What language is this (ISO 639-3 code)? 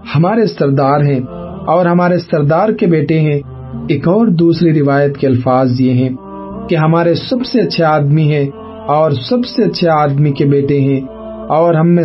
urd